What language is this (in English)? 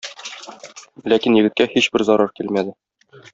Tatar